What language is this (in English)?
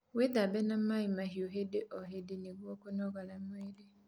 Kikuyu